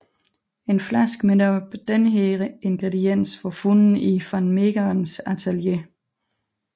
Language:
Danish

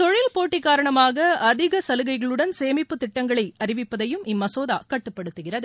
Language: Tamil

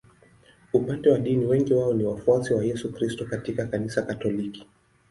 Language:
Swahili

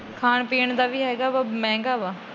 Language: Punjabi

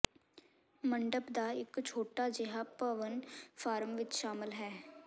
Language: Punjabi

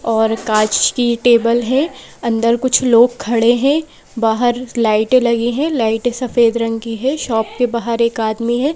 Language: Hindi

